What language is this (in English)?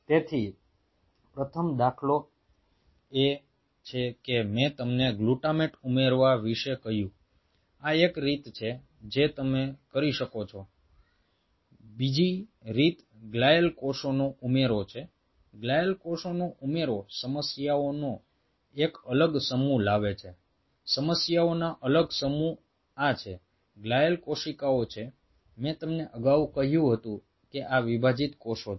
Gujarati